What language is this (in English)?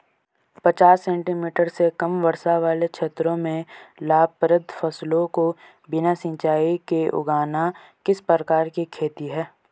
Hindi